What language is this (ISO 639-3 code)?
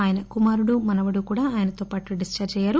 tel